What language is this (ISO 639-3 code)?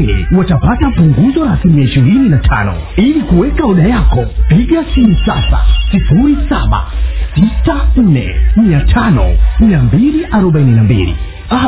swa